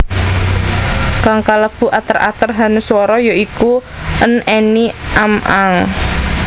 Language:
Javanese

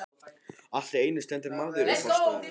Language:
Icelandic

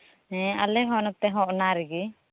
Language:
Santali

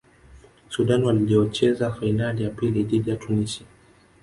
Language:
Swahili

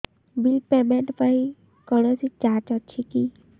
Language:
Odia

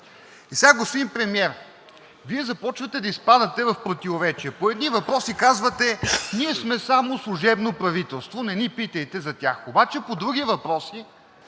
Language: Bulgarian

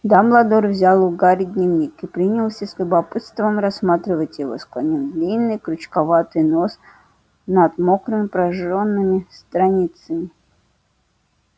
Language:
Russian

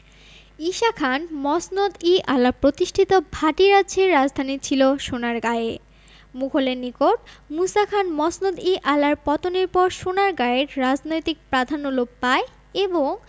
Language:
Bangla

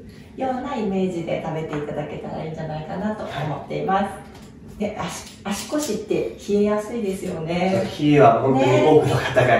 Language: Japanese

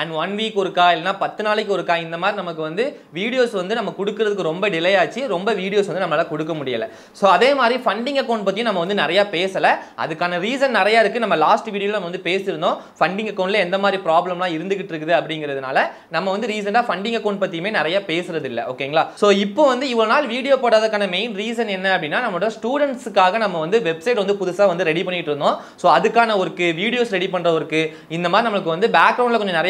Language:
Tamil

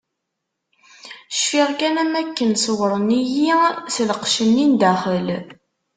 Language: Kabyle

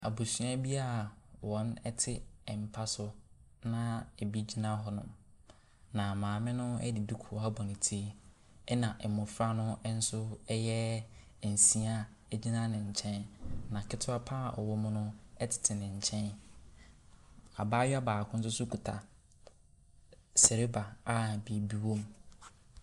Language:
Akan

